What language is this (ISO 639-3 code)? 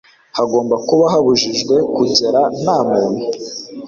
kin